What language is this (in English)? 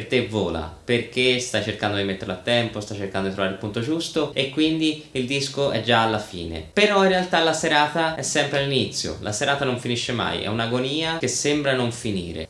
Italian